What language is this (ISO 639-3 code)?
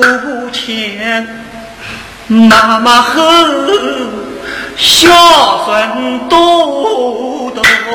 zho